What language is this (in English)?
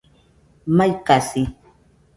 Nüpode Huitoto